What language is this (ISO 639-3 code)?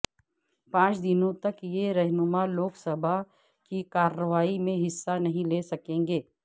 urd